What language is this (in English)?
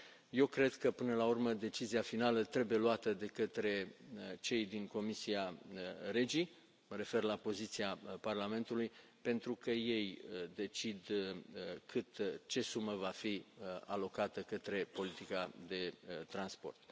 Romanian